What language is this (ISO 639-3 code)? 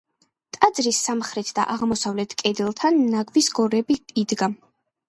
kat